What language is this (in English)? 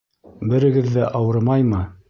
Bashkir